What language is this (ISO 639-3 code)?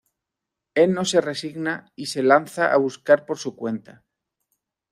spa